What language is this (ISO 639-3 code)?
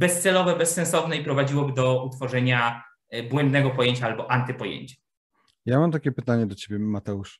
pol